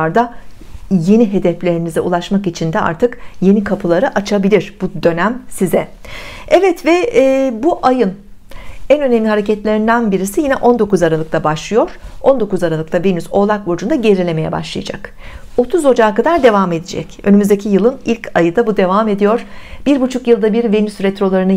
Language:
Turkish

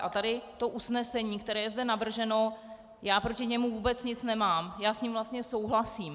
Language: Czech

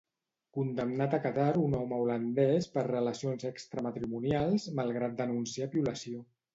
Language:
Catalan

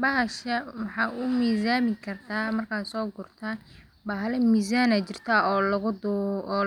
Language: Somali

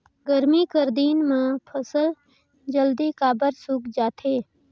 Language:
Chhattisgarhi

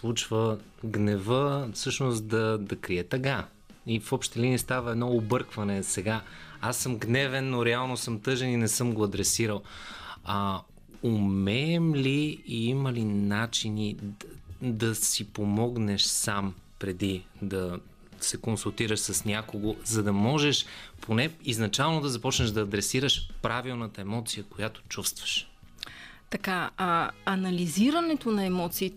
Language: Bulgarian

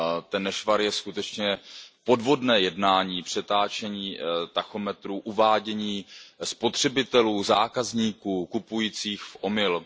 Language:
Czech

